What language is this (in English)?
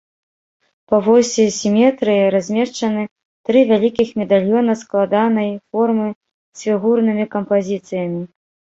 Belarusian